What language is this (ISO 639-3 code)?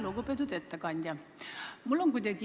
est